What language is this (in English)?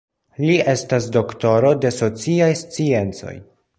Esperanto